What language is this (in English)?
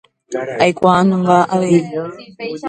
Guarani